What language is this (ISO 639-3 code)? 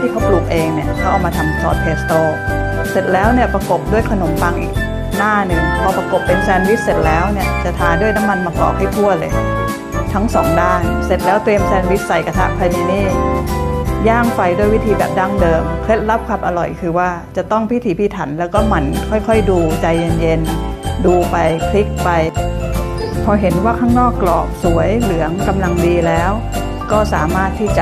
tha